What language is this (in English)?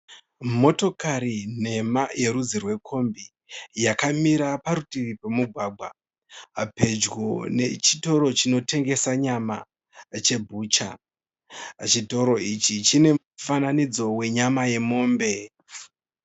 Shona